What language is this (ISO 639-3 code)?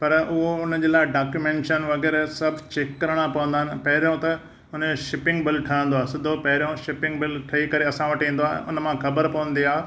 snd